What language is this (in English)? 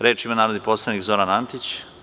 Serbian